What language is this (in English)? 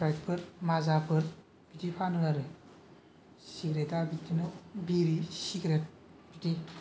Bodo